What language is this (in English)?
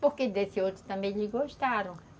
Portuguese